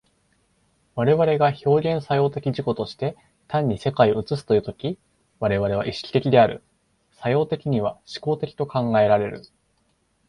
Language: Japanese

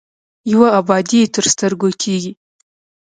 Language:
Pashto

